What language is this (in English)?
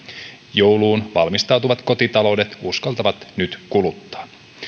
Finnish